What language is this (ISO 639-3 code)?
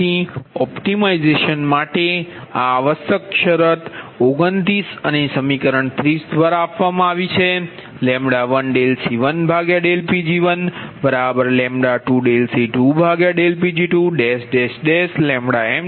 guj